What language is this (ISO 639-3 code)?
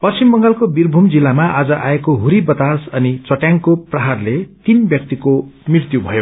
nep